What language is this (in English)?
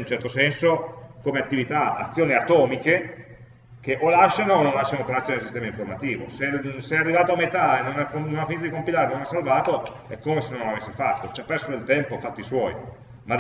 Italian